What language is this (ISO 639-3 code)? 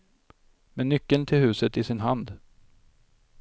swe